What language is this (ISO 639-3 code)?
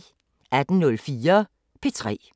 dan